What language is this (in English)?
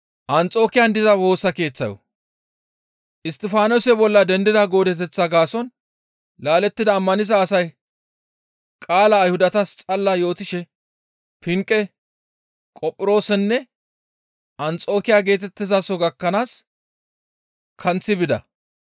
Gamo